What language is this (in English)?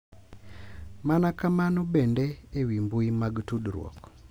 Luo (Kenya and Tanzania)